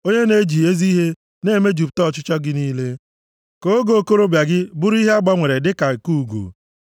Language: Igbo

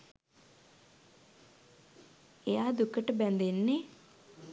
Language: Sinhala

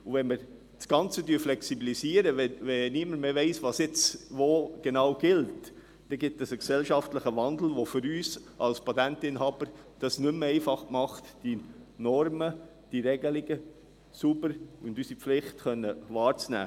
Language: Swiss German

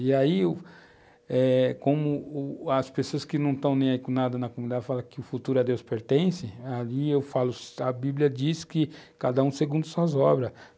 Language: Portuguese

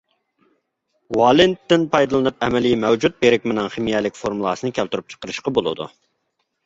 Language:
Uyghur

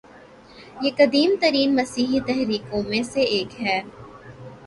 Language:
Urdu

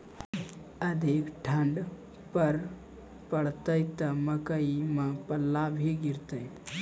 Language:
Maithili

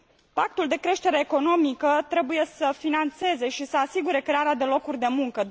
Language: Romanian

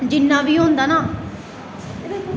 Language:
Dogri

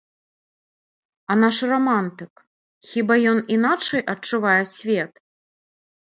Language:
Belarusian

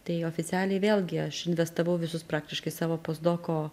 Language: Lithuanian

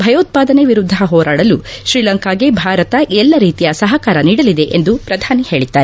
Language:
Kannada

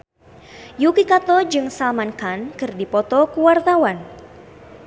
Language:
Sundanese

